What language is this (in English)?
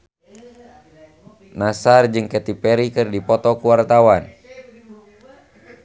Sundanese